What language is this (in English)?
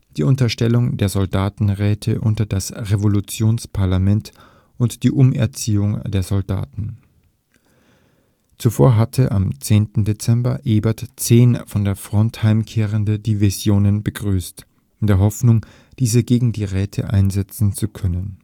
German